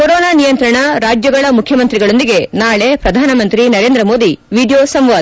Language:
Kannada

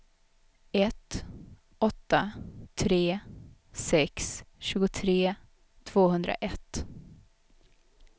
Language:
Swedish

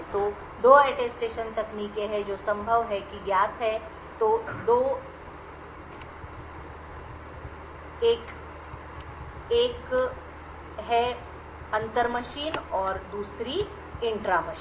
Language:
Hindi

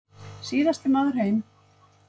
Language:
Icelandic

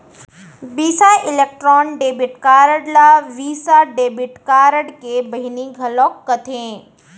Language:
Chhattisgarhi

